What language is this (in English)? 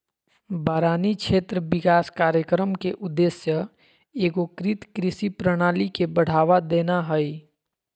Magahi